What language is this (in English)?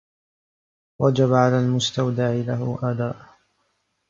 Arabic